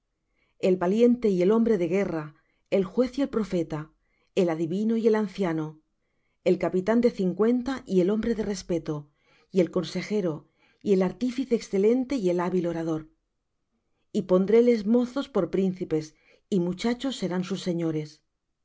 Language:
Spanish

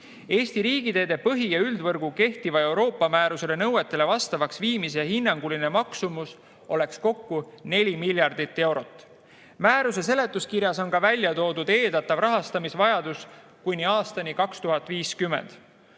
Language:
Estonian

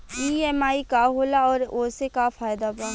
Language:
Bhojpuri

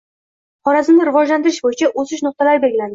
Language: Uzbek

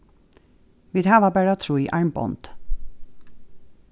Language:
Faroese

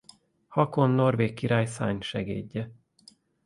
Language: Hungarian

